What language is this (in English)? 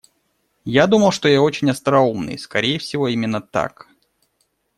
Russian